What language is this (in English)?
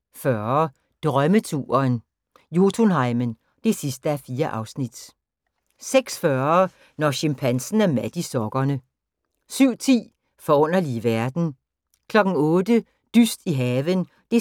Danish